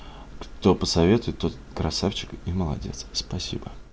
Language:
Russian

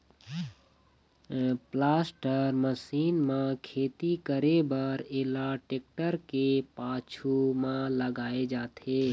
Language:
Chhattisgarhi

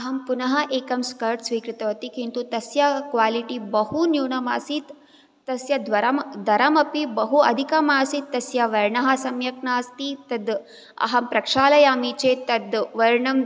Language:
Sanskrit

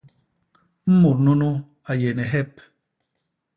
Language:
Basaa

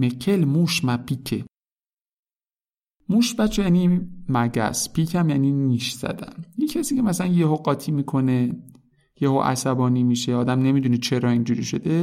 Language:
Persian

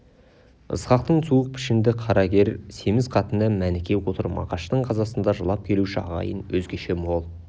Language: Kazakh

